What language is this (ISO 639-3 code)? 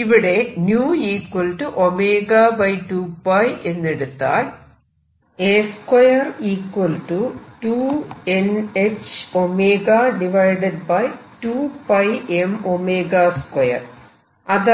mal